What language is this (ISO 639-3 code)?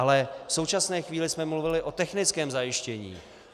ces